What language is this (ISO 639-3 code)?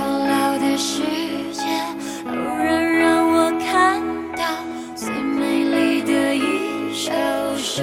zho